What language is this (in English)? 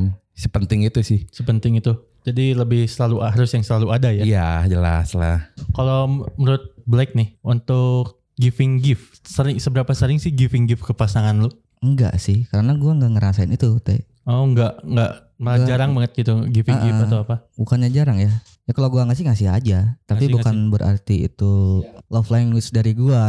Indonesian